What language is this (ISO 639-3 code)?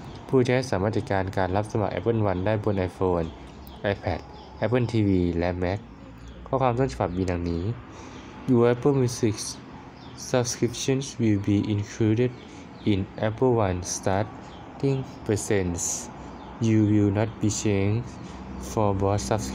tha